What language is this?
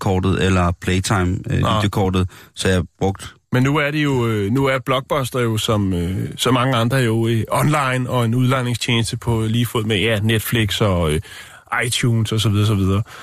Danish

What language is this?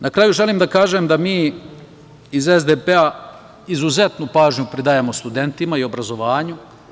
Serbian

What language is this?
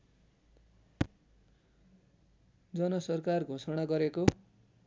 Nepali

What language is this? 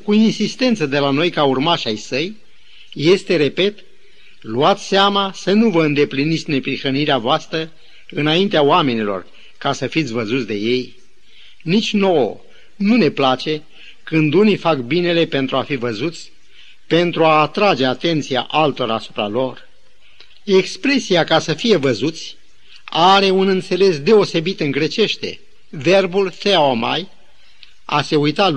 Romanian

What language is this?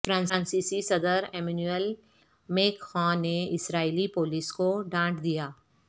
Urdu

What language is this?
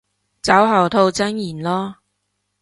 Cantonese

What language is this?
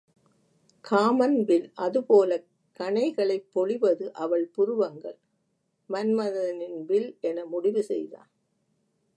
Tamil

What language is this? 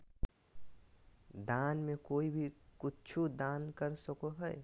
Magahi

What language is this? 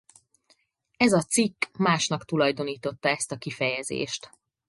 Hungarian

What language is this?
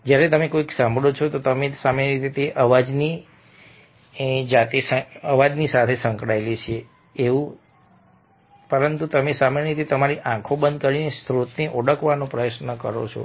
Gujarati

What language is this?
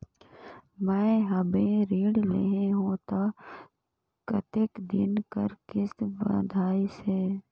Chhattisgarhi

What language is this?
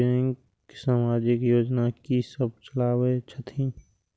Maithili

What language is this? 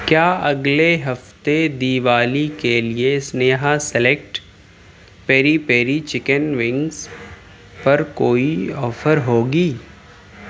Urdu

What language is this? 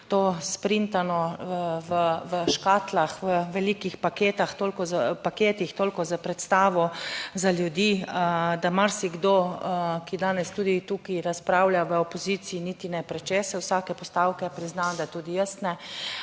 Slovenian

